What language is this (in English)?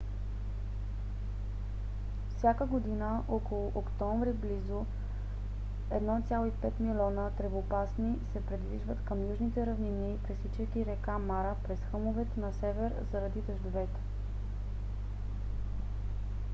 Bulgarian